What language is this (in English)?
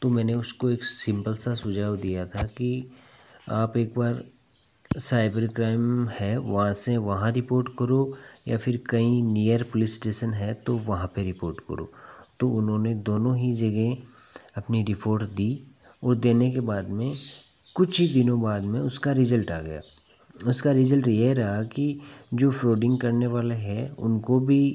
Hindi